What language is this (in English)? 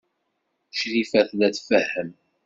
Kabyle